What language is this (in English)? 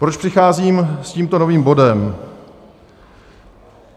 Czech